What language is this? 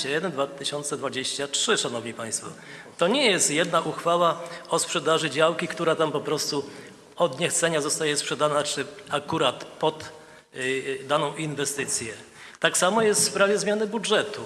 Polish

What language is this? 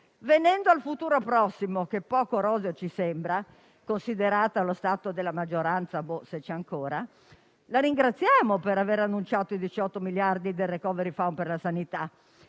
Italian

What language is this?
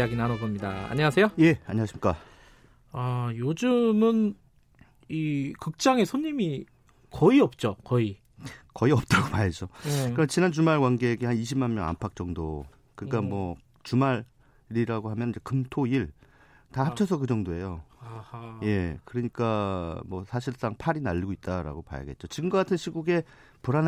Korean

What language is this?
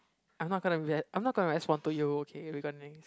English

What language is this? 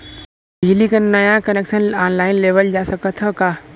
Bhojpuri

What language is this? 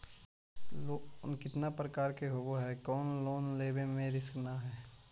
Magahi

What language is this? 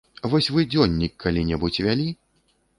Belarusian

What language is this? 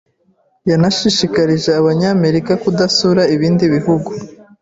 Kinyarwanda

